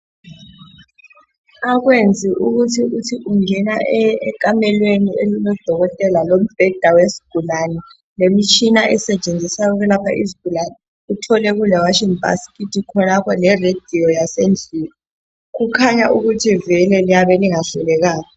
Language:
North Ndebele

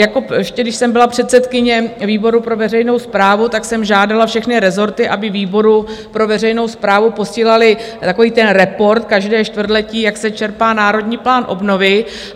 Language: Czech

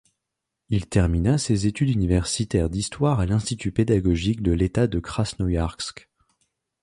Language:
French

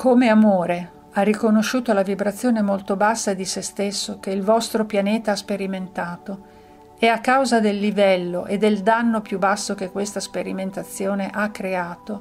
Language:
Italian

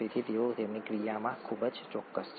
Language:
Gujarati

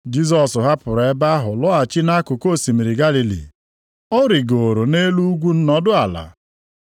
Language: Igbo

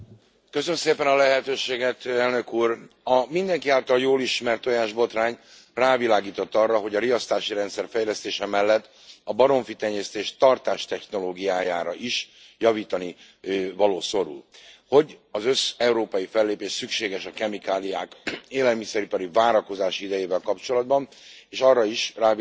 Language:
Hungarian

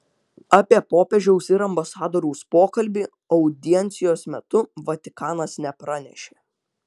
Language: Lithuanian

